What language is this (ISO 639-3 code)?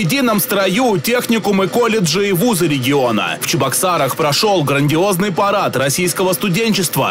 rus